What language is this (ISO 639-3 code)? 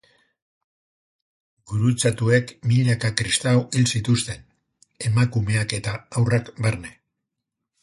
eus